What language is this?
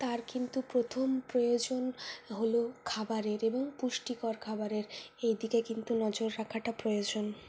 Bangla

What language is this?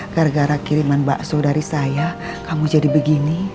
Indonesian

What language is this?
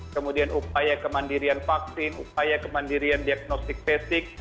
Indonesian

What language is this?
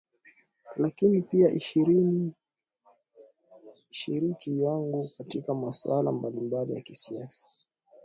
Swahili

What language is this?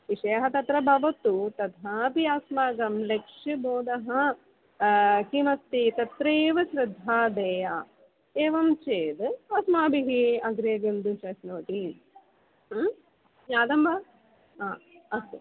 Sanskrit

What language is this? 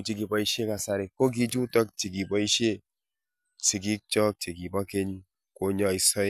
Kalenjin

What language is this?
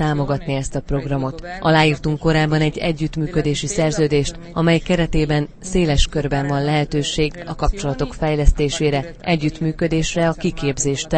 Hungarian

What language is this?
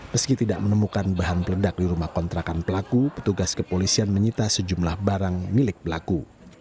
Indonesian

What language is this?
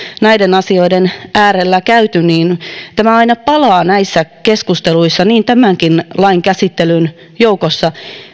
Finnish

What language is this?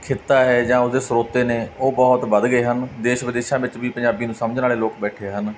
Punjabi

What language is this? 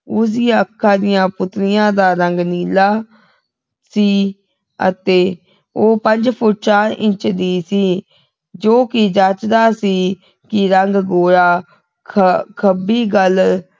Punjabi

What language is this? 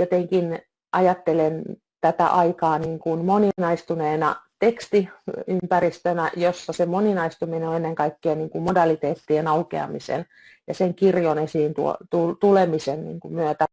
Finnish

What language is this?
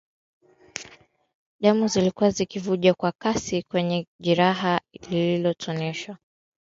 Swahili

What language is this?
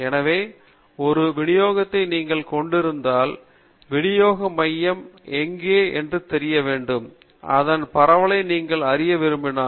Tamil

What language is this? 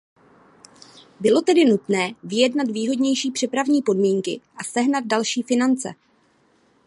Czech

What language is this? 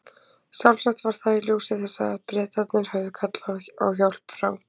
Icelandic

